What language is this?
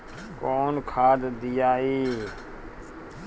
Bhojpuri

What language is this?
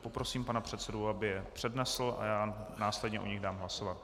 Czech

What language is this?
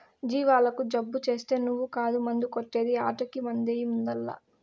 Telugu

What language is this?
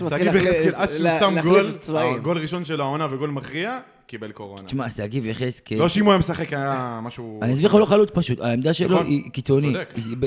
Hebrew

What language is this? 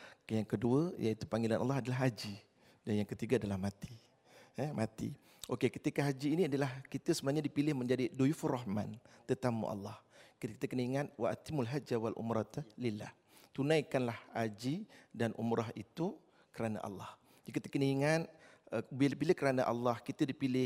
Malay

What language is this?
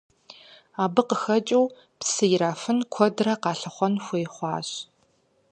Kabardian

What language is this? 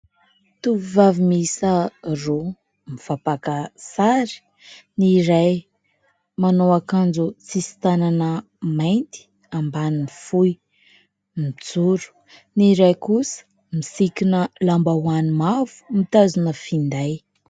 Malagasy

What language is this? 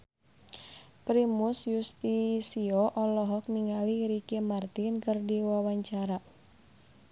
Sundanese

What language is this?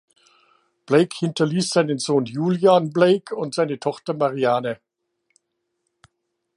German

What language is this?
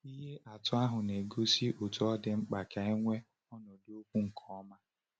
Igbo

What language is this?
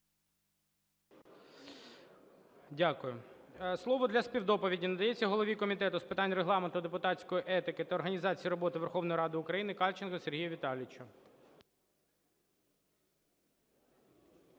Ukrainian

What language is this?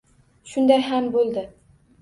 Uzbek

